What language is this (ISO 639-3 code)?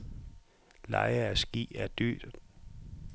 dan